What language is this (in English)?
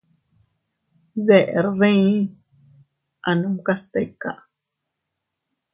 Teutila Cuicatec